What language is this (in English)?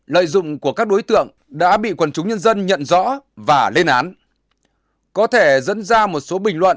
Vietnamese